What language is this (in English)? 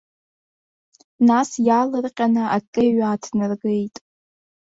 Abkhazian